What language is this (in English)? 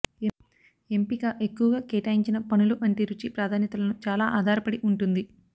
Telugu